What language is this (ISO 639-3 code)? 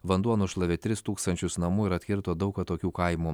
lit